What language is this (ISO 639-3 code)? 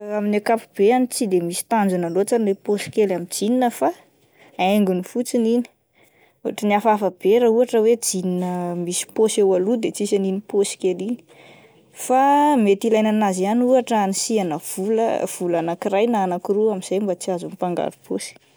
mlg